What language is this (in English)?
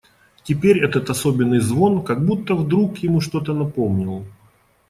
Russian